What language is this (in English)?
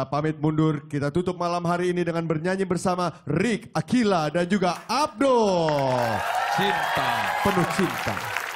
Indonesian